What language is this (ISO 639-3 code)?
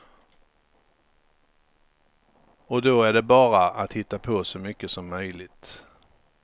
swe